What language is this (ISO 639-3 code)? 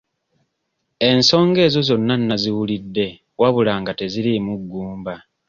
lug